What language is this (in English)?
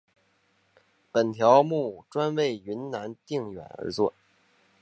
Chinese